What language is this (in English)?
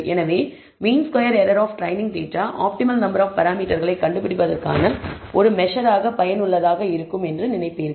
Tamil